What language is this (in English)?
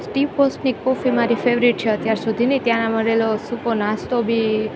Gujarati